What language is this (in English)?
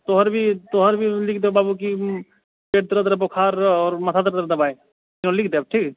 Maithili